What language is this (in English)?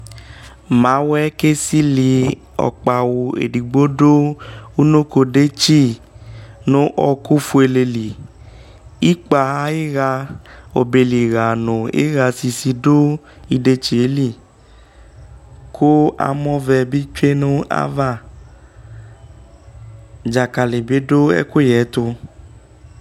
Ikposo